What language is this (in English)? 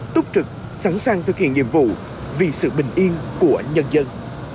Vietnamese